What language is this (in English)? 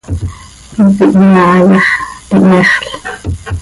Seri